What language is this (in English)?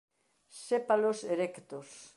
Galician